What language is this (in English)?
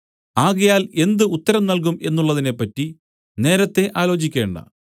Malayalam